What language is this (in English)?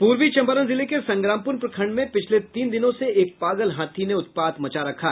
Hindi